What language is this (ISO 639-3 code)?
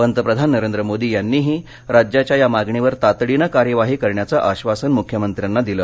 mar